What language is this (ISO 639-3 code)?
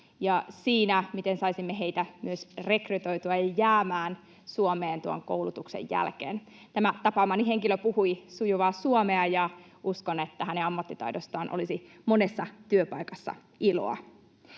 fin